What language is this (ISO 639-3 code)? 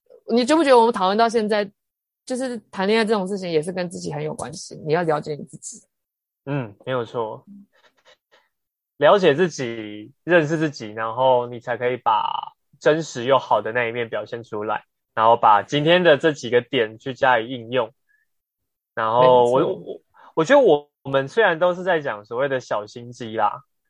zho